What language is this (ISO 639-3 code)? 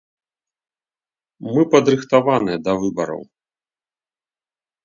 bel